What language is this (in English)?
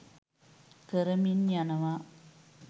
Sinhala